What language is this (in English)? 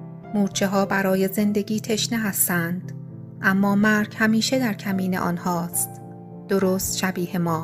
Persian